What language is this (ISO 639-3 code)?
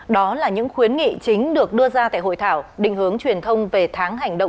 vie